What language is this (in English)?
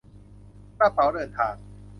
Thai